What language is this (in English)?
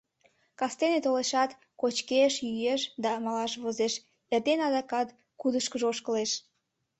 Mari